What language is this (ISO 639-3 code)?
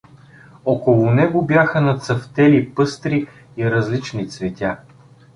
bul